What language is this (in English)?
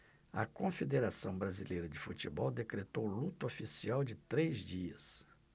Portuguese